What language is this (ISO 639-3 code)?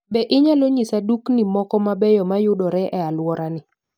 luo